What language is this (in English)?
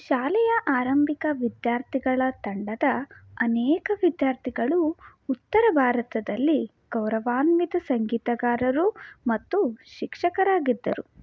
Kannada